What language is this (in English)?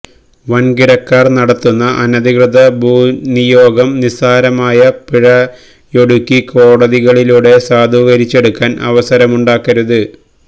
Malayalam